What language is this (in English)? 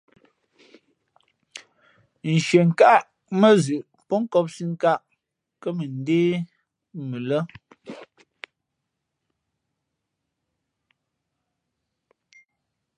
Fe'fe'